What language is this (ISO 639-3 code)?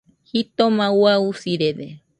hux